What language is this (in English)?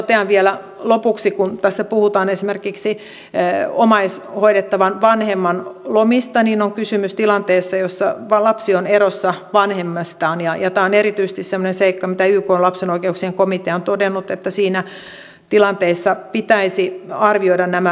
Finnish